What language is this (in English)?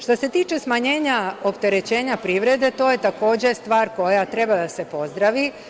Serbian